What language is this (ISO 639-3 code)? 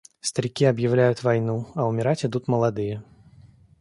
rus